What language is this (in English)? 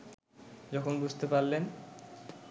Bangla